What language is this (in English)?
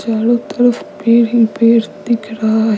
Hindi